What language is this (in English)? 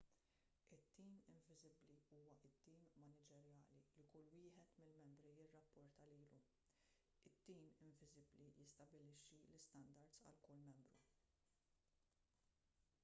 Maltese